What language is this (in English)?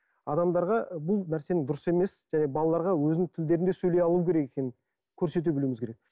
Kazakh